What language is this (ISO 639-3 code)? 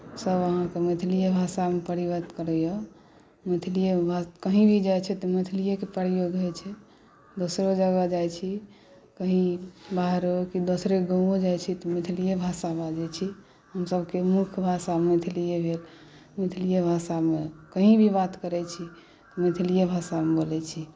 mai